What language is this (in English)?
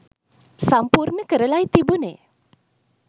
Sinhala